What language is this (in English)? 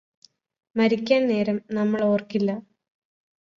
Malayalam